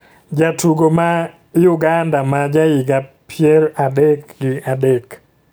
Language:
Luo (Kenya and Tanzania)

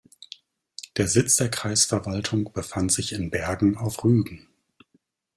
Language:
German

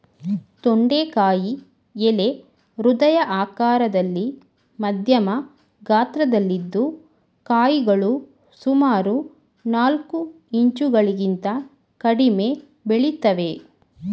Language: Kannada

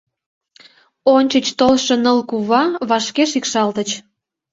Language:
Mari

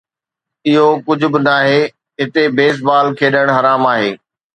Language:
Sindhi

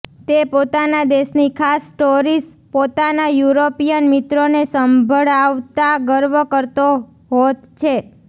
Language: Gujarati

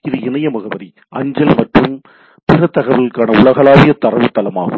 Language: Tamil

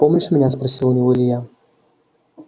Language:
Russian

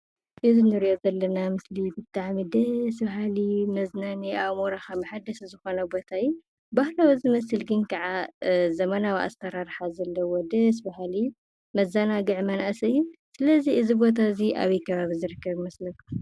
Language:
Tigrinya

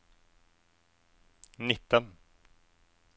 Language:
Norwegian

